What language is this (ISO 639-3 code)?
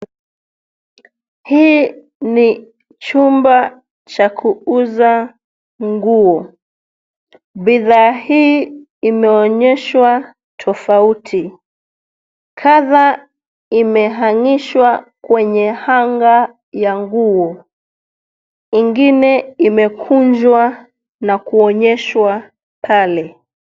swa